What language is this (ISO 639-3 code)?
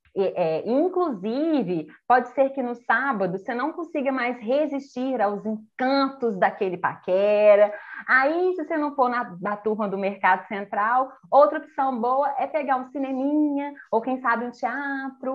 por